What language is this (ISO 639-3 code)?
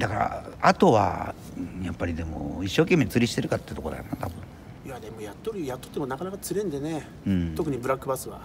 jpn